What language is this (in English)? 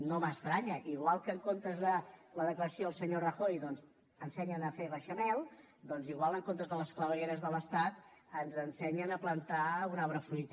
Catalan